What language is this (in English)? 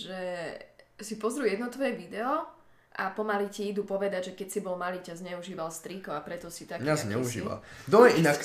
Slovak